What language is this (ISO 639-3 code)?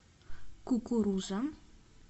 rus